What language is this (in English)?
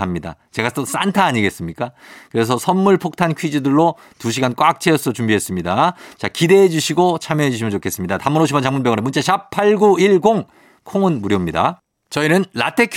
Korean